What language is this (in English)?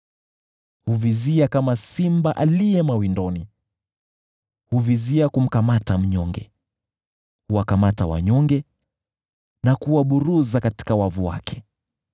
Swahili